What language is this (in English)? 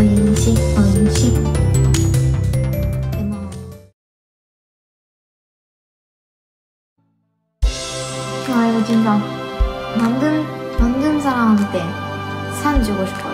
Korean